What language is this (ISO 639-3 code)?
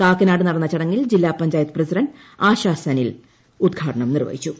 mal